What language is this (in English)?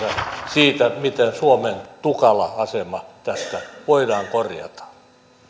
Finnish